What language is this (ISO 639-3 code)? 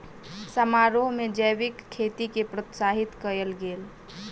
mai